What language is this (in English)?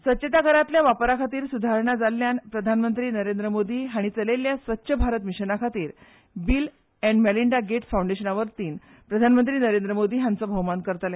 Konkani